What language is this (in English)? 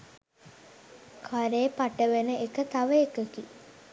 Sinhala